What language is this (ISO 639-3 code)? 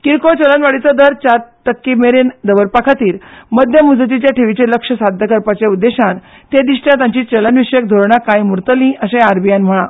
kok